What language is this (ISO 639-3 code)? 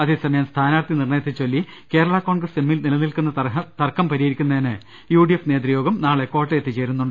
mal